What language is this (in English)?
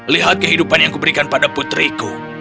Indonesian